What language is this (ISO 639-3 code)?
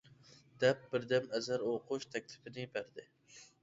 uig